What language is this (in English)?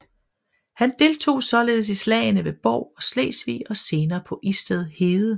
Danish